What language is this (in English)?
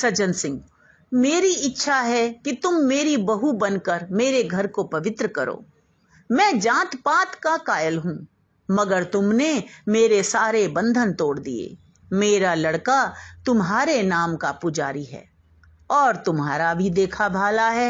Hindi